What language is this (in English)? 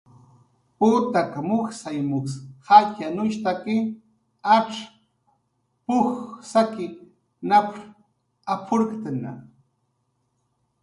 Jaqaru